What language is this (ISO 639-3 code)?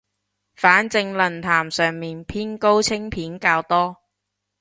yue